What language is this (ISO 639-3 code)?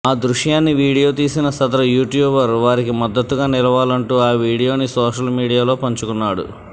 tel